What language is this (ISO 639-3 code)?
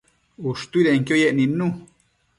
mcf